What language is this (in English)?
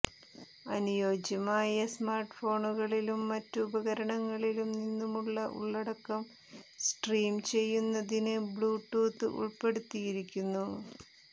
Malayalam